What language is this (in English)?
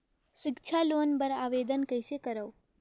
Chhattisgarhi